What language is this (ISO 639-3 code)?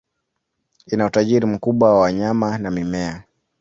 swa